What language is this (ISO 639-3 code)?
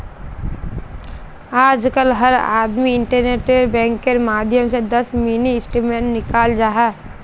mag